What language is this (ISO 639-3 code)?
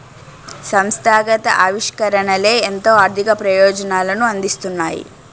tel